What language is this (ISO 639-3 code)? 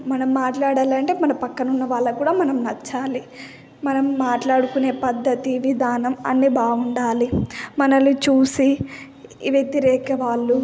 tel